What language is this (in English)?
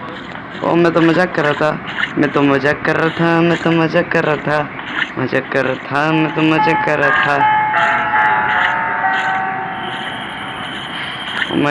Hindi